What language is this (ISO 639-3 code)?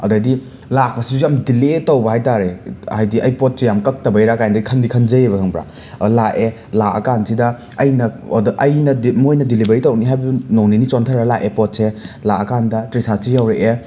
mni